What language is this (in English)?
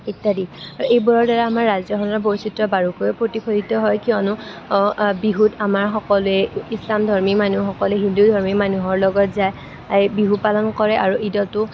Assamese